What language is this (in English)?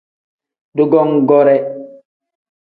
Tem